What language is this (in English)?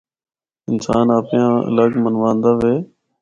Northern Hindko